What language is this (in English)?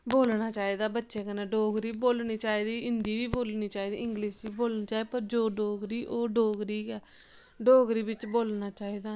Dogri